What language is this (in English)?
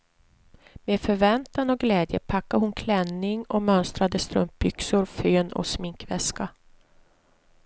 Swedish